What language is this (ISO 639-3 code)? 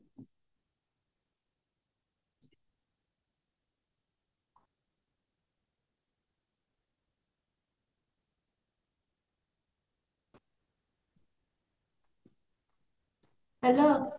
ori